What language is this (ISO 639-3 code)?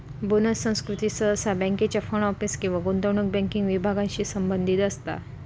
mar